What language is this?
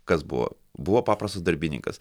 Lithuanian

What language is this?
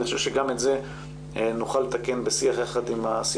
Hebrew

